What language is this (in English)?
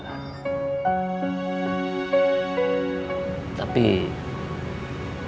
Indonesian